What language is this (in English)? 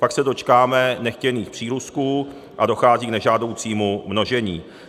Czech